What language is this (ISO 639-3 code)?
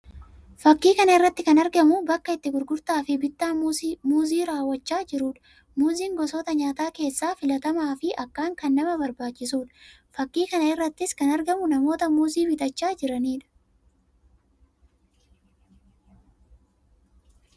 orm